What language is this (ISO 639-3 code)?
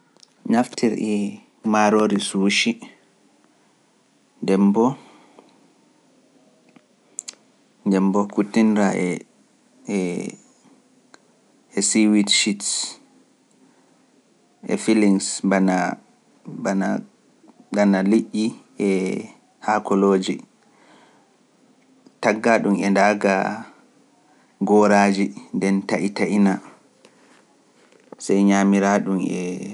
fuf